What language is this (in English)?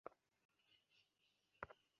Bangla